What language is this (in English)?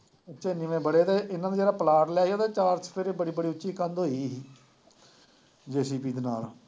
Punjabi